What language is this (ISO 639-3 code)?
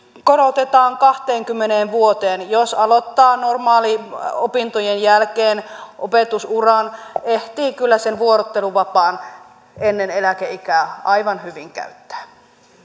fin